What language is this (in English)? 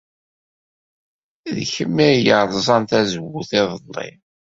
Kabyle